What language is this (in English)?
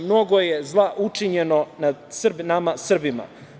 Serbian